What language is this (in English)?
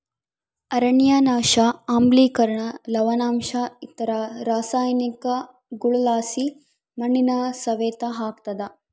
Kannada